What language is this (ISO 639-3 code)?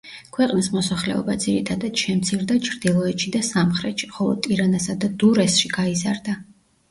kat